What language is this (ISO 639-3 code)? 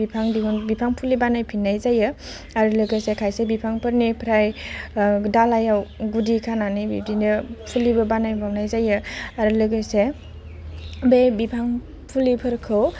brx